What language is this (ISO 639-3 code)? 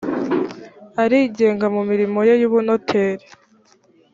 kin